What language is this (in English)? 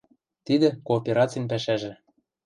Western Mari